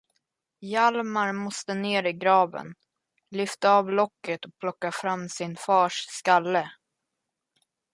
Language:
Swedish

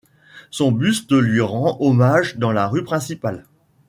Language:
French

